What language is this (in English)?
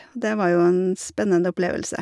Norwegian